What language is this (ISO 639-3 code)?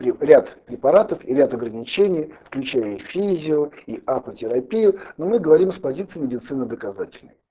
rus